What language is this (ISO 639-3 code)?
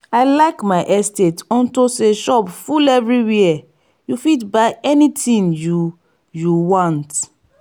pcm